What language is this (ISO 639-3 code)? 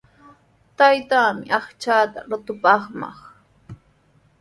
qws